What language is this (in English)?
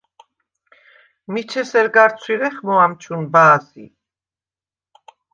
Svan